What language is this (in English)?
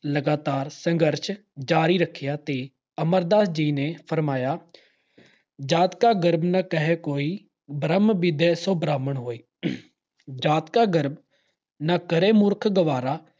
Punjabi